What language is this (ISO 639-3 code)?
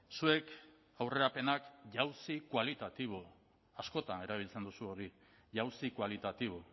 eus